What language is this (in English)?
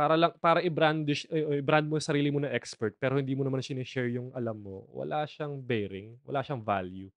Filipino